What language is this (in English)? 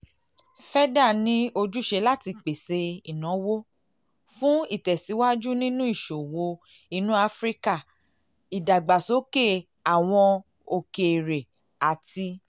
Yoruba